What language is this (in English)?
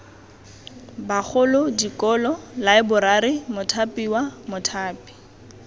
Tswana